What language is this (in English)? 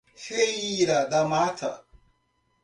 Portuguese